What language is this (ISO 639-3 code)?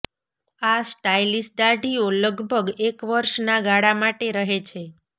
guj